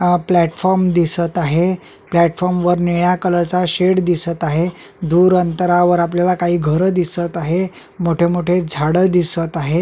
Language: Marathi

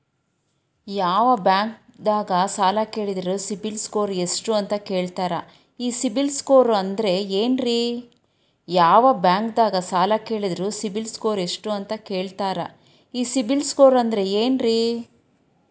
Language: Kannada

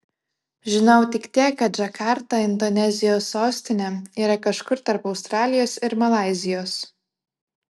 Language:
Lithuanian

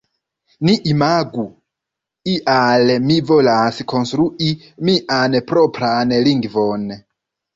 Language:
Esperanto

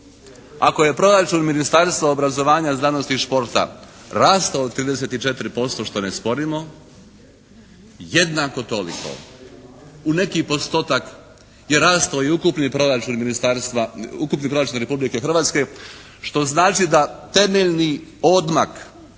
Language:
Croatian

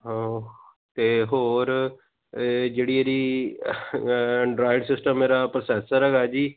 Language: Punjabi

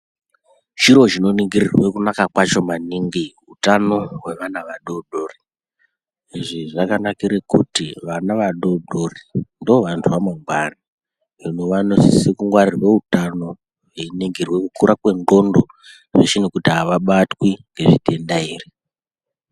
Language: Ndau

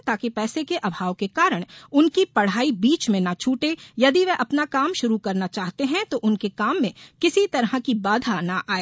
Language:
Hindi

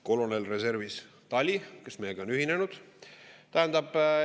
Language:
Estonian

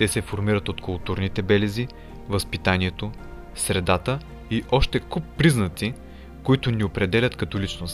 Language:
Bulgarian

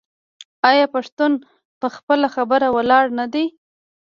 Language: Pashto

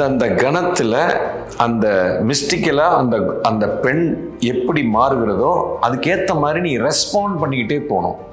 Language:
Tamil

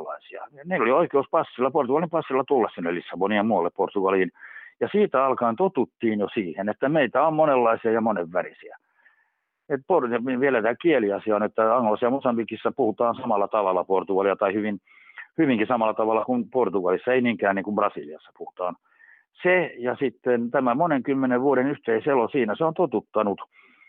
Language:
Finnish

